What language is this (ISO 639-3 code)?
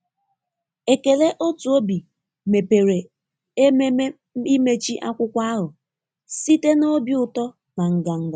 ibo